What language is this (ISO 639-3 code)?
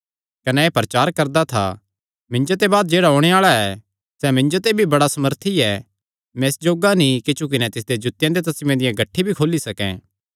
xnr